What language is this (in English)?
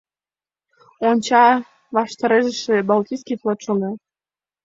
Mari